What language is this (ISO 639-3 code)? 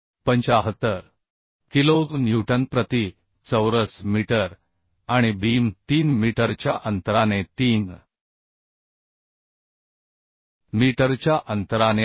mar